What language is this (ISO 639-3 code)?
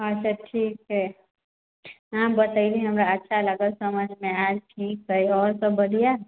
mai